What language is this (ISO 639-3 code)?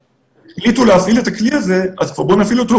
heb